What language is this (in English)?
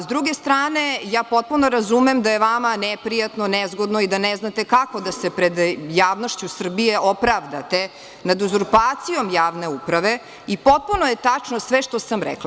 Serbian